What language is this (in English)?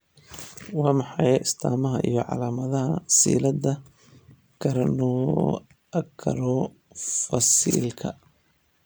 Somali